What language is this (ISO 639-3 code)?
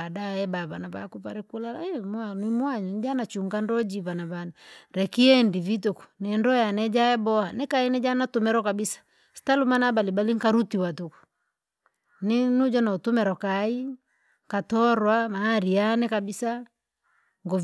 lag